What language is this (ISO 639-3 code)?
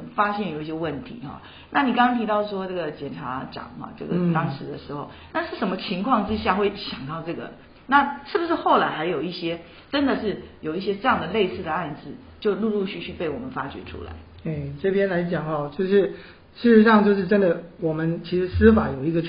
zho